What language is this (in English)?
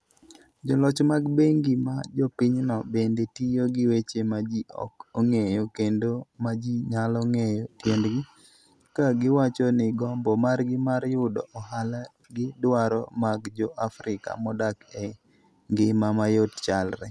Luo (Kenya and Tanzania)